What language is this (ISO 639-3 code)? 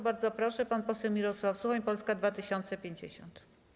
pol